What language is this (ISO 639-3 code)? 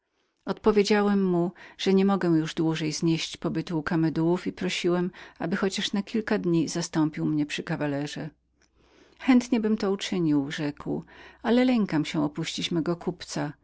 pol